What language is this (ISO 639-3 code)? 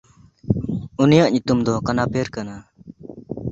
sat